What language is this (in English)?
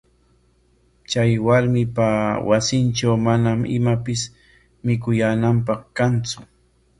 Corongo Ancash Quechua